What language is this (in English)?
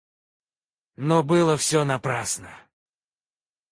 Russian